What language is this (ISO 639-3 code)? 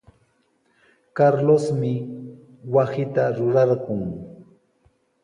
qws